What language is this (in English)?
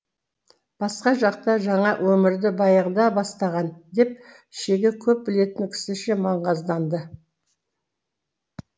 Kazakh